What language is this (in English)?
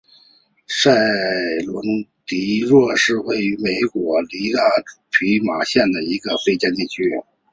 Chinese